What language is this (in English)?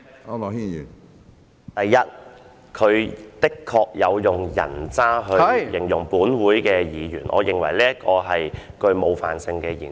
Cantonese